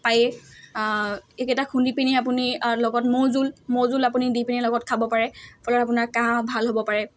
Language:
Assamese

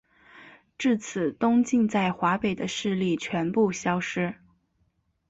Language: Chinese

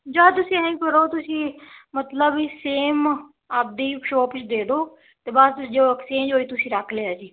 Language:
Punjabi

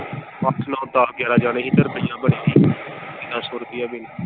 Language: Punjabi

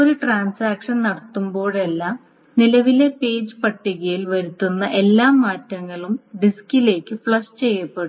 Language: Malayalam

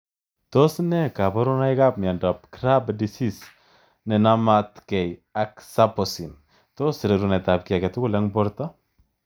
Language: Kalenjin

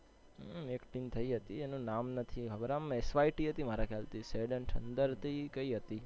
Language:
Gujarati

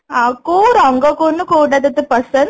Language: Odia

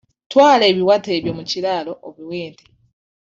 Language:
Ganda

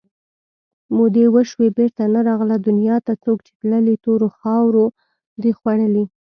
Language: Pashto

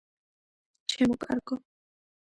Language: Georgian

